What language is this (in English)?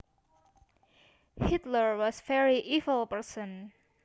Javanese